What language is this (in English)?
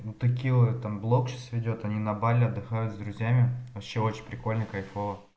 Russian